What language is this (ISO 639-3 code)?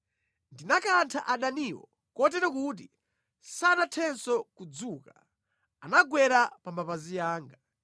nya